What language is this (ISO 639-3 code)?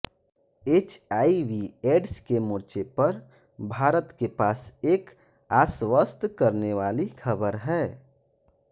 hin